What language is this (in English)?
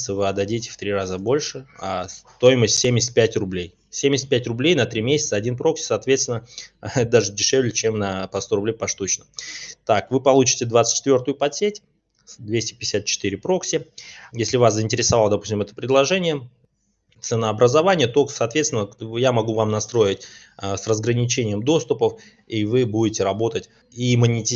Russian